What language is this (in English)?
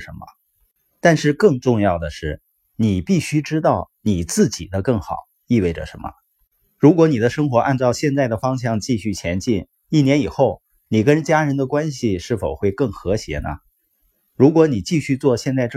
Chinese